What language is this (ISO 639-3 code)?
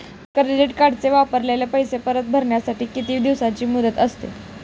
mar